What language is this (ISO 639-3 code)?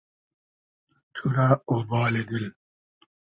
haz